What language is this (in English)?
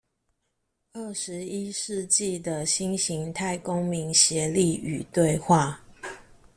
Chinese